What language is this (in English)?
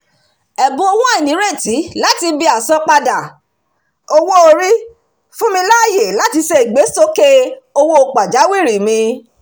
Yoruba